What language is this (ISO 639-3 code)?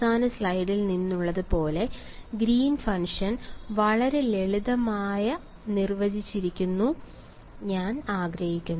mal